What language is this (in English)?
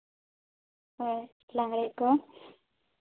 Santali